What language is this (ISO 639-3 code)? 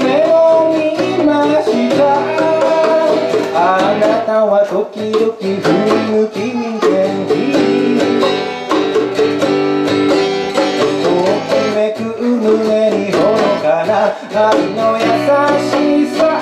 jpn